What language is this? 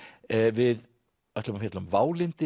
Icelandic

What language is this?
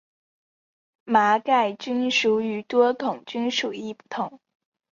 Chinese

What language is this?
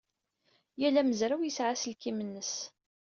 Kabyle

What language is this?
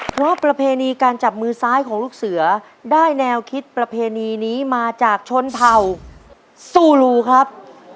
Thai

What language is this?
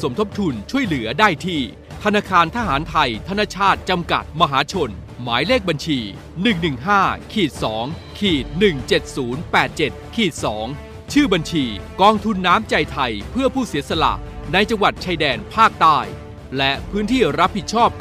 Thai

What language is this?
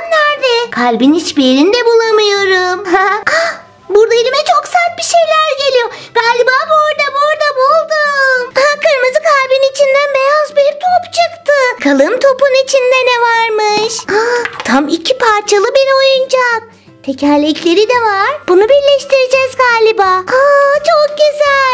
Turkish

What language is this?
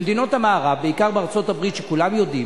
Hebrew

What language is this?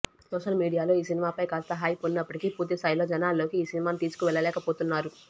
Telugu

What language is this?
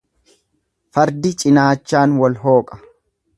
Oromo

